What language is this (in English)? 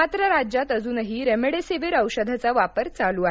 Marathi